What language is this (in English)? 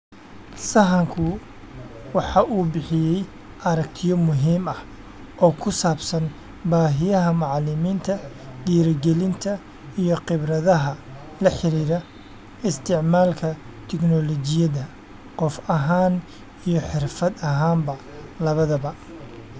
Somali